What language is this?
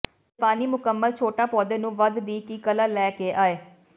Punjabi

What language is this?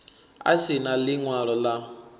Venda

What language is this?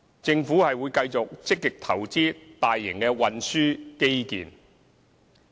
Cantonese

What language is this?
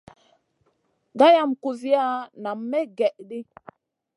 Masana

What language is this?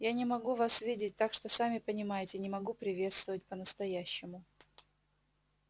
Russian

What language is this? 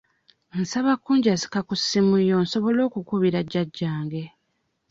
Ganda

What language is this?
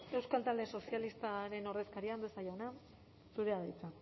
Basque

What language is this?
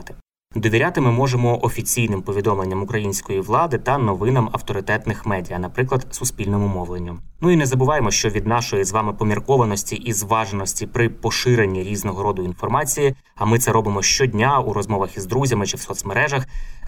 Ukrainian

